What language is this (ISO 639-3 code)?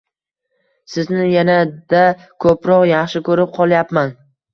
uzb